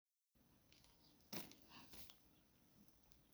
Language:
Somali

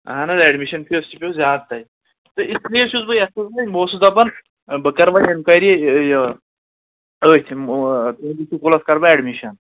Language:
Kashmiri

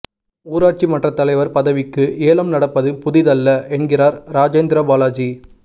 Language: Tamil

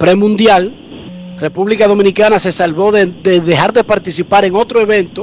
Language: Spanish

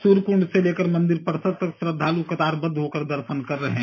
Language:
Hindi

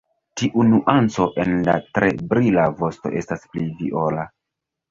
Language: Esperanto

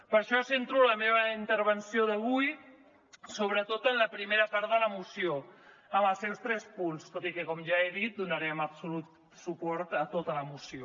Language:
Catalan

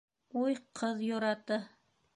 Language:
Bashkir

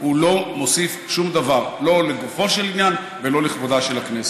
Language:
Hebrew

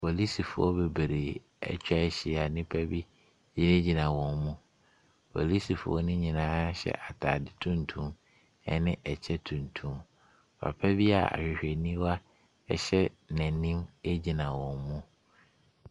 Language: Akan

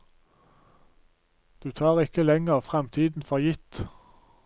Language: Norwegian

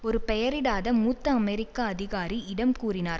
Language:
Tamil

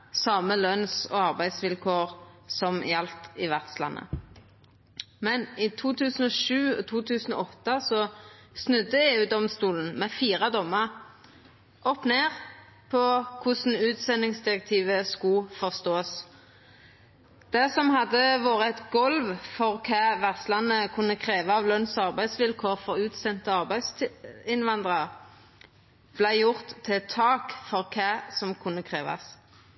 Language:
Norwegian Nynorsk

